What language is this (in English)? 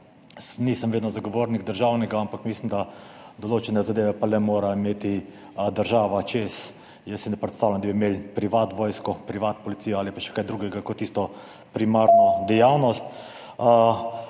Slovenian